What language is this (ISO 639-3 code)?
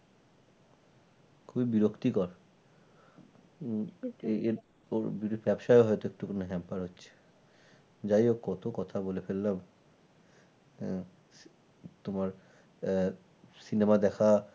ben